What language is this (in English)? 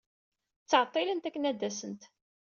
Kabyle